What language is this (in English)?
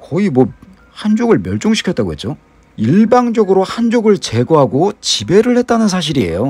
Korean